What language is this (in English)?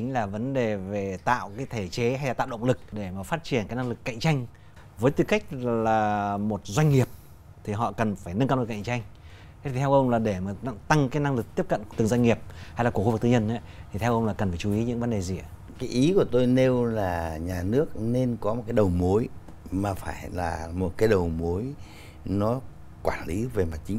Vietnamese